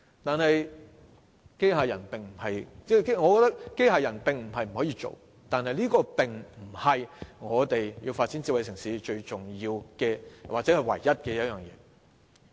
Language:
Cantonese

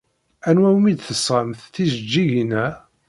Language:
Kabyle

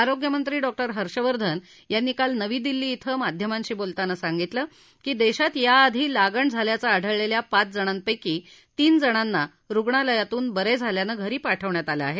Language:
Marathi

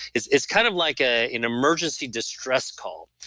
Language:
English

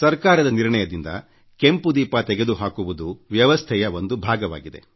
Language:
Kannada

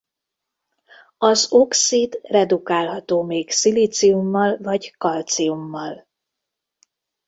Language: Hungarian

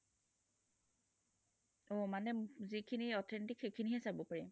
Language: Assamese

